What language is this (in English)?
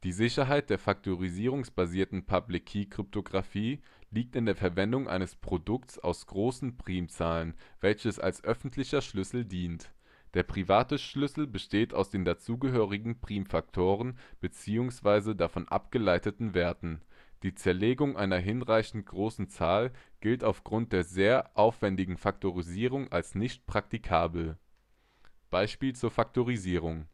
German